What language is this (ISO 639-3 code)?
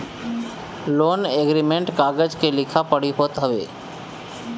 bho